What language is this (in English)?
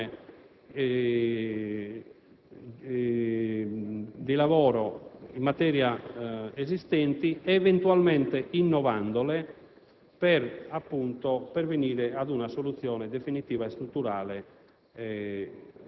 Italian